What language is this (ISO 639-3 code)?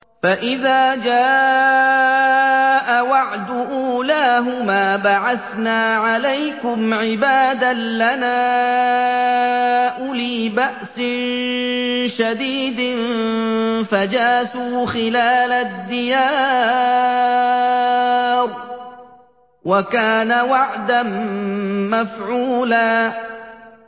ara